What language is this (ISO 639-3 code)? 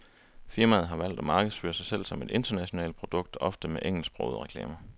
dan